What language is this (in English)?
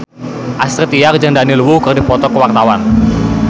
Sundanese